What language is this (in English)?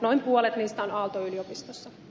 Finnish